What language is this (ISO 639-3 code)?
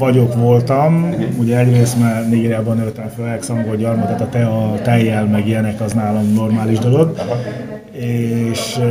hun